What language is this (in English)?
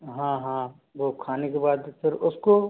Hindi